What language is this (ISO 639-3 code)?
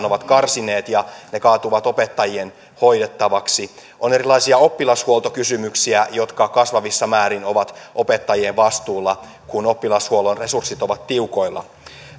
fin